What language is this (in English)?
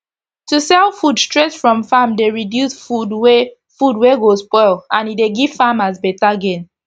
Nigerian Pidgin